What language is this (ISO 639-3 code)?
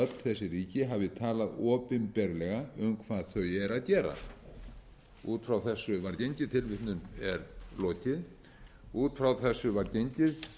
isl